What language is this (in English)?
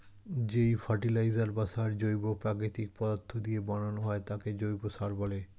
Bangla